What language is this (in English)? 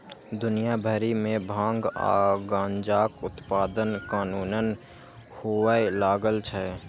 Maithili